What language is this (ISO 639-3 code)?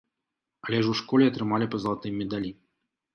bel